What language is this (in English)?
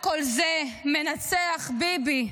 Hebrew